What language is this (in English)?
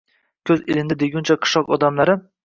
Uzbek